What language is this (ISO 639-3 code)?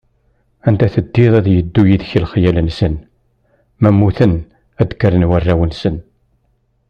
kab